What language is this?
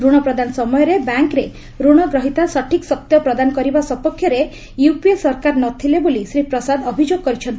Odia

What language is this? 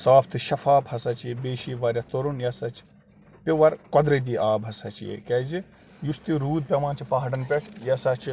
Kashmiri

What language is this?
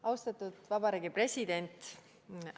Estonian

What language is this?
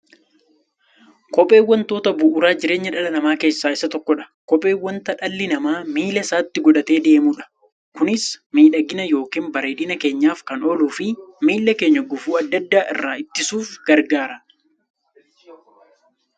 Oromo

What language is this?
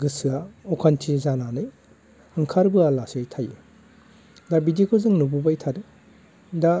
Bodo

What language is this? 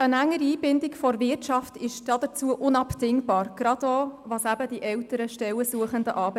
Swiss German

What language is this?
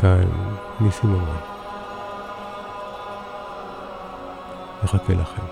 Hebrew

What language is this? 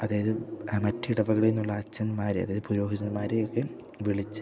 Malayalam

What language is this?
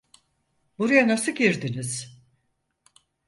Turkish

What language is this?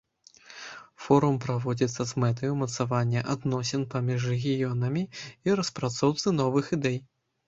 Belarusian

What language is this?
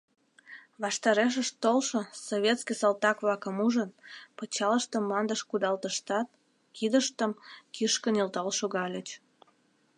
Mari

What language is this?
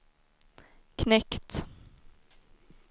Swedish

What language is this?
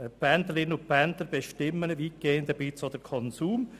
Swiss German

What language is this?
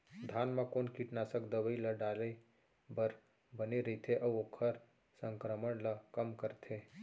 Chhattisgarhi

